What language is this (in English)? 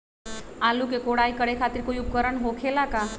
Magahi